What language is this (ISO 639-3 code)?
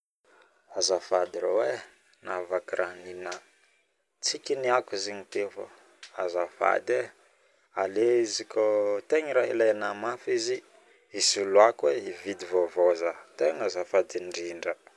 bmm